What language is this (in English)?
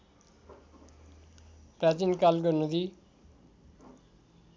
Nepali